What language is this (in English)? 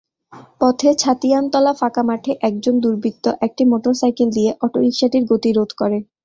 Bangla